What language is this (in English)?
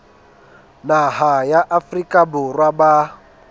Southern Sotho